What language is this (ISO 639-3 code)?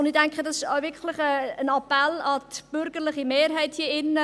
gsw